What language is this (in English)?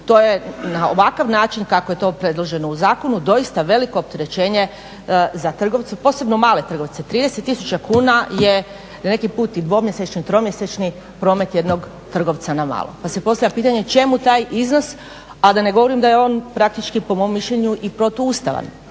Croatian